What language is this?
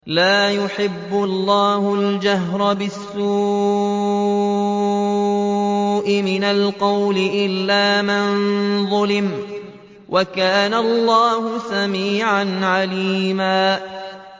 Arabic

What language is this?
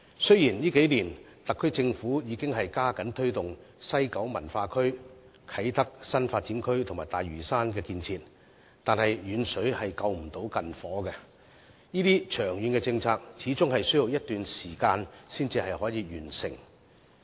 Cantonese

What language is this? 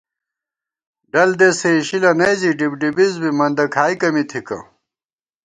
Gawar-Bati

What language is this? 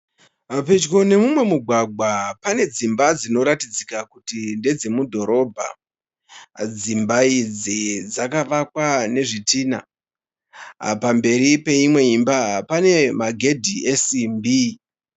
Shona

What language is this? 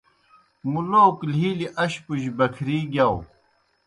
Kohistani Shina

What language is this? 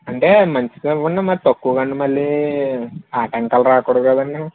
Telugu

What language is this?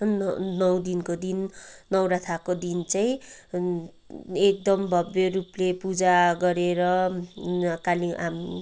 Nepali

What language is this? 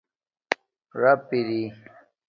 Domaaki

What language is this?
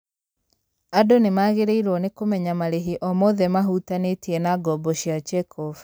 Kikuyu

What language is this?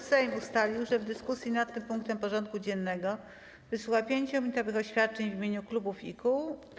Polish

